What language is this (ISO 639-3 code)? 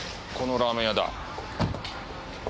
jpn